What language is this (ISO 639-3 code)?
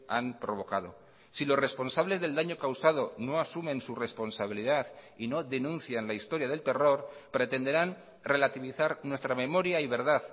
spa